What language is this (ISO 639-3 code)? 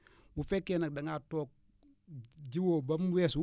wol